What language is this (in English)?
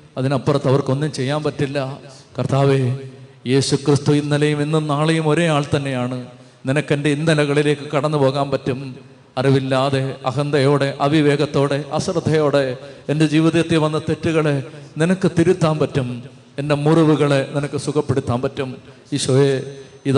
Malayalam